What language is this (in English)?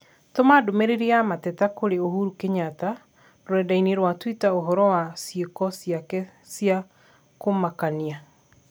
Kikuyu